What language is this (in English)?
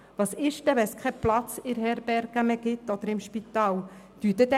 Swiss German